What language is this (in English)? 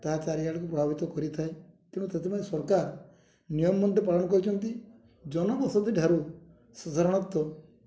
Odia